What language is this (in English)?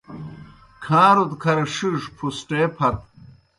Kohistani Shina